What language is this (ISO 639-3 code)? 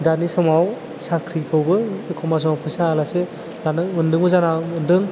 brx